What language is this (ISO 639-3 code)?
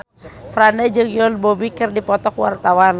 sun